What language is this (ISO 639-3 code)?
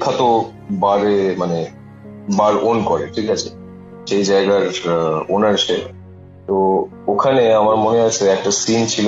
ben